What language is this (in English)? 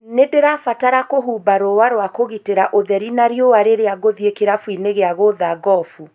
Kikuyu